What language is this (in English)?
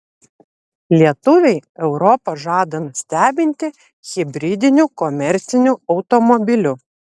Lithuanian